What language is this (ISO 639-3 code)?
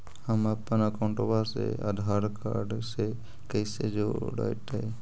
mag